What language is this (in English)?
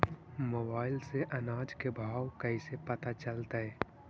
Magahi